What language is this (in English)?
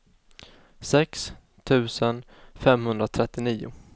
Swedish